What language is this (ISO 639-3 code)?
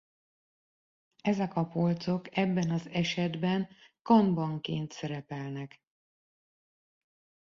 hun